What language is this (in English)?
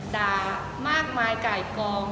Thai